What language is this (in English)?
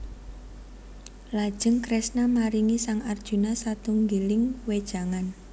Javanese